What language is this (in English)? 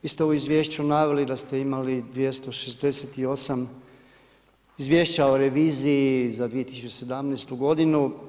Croatian